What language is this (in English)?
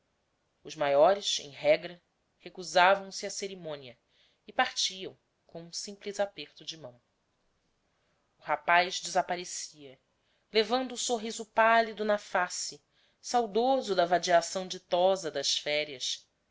Portuguese